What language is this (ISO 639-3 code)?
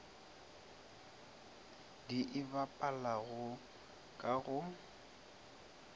nso